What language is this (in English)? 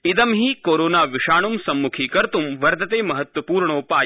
Sanskrit